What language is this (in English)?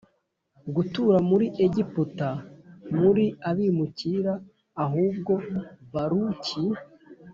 Kinyarwanda